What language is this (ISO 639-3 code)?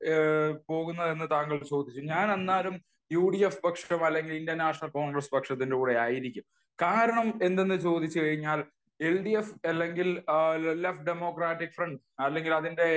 mal